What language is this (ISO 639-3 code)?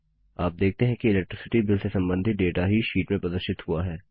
hin